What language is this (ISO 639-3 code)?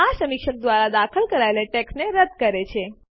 guj